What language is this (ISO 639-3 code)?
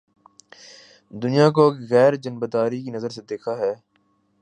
urd